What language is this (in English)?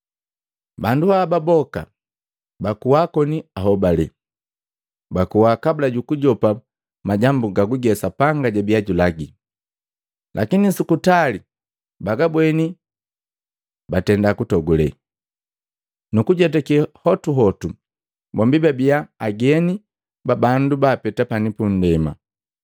Matengo